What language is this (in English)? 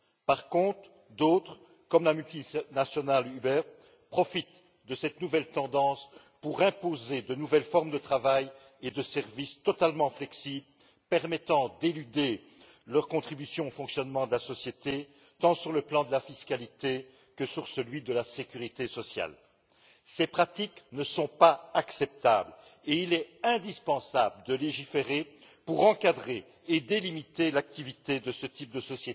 French